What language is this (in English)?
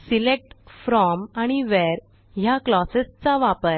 Marathi